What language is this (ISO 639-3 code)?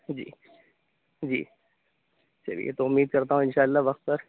urd